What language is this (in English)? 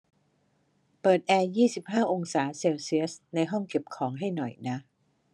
Thai